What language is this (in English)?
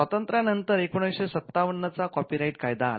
Marathi